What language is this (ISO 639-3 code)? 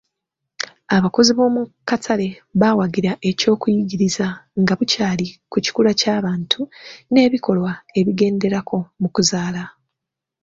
lug